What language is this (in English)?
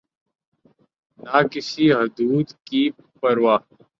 Urdu